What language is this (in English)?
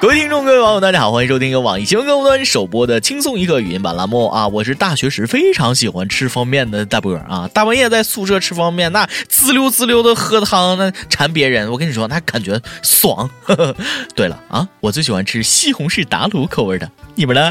Chinese